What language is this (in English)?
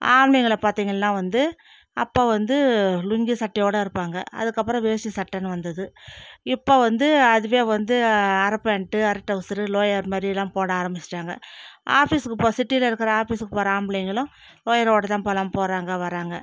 Tamil